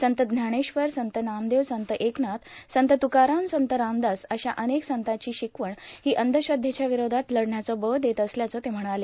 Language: Marathi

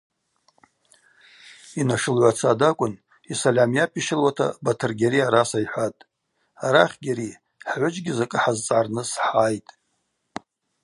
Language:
Abaza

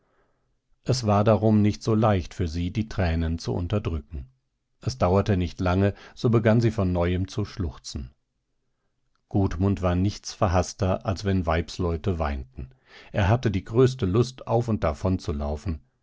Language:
German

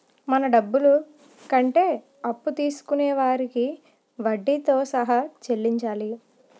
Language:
Telugu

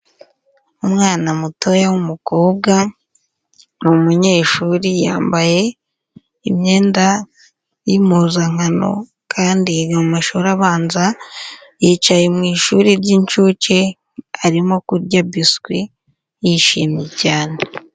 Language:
Kinyarwanda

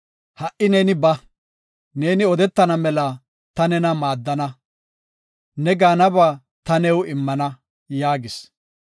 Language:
Gofa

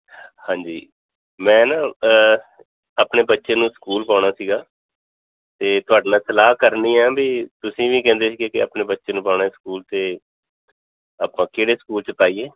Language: Punjabi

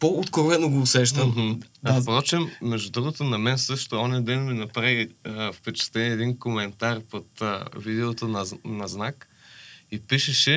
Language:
Bulgarian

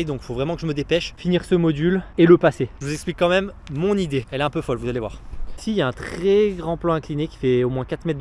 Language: French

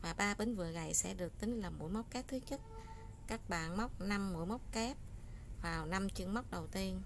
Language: Vietnamese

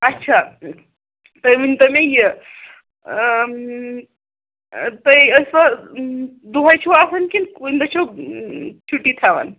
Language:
Kashmiri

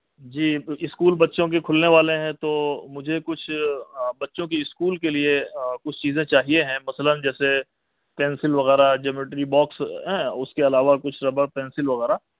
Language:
Urdu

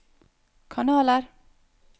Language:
Norwegian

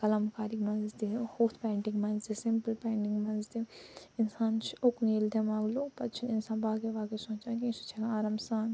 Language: Kashmiri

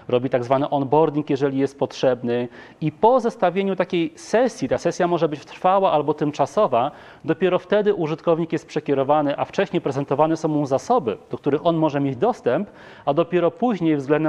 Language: Polish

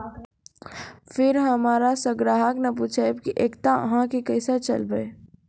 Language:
Maithili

